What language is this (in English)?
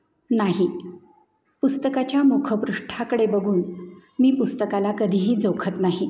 Marathi